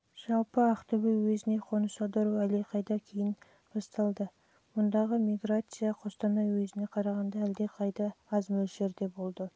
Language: Kazakh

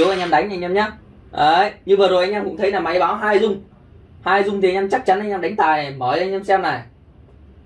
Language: Vietnamese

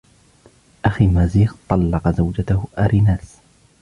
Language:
Arabic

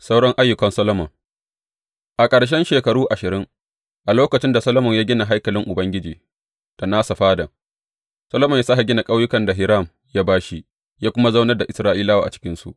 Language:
Hausa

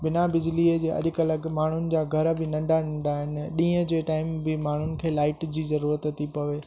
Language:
Sindhi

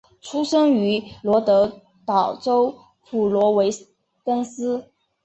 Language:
Chinese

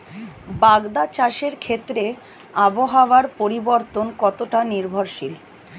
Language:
Bangla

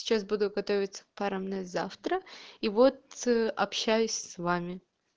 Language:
Russian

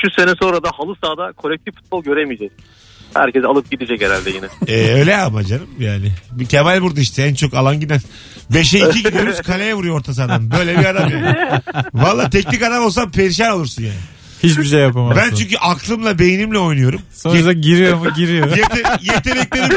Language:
Turkish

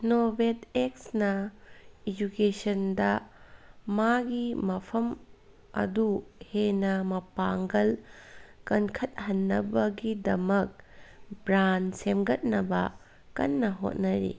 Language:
Manipuri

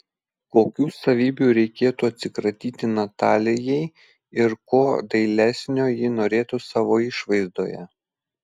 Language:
Lithuanian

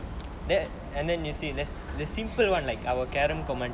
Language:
English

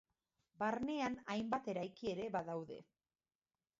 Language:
Basque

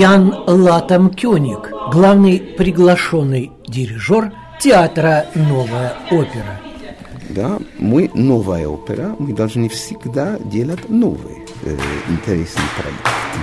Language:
Russian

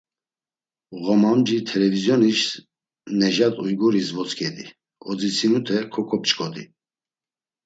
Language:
Laz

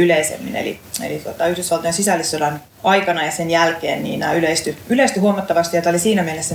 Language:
Finnish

